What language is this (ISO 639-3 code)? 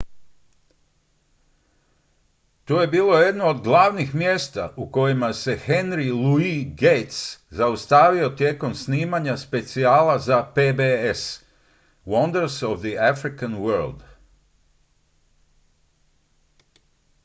hrv